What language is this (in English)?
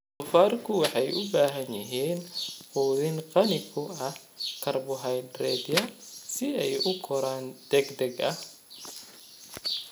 Somali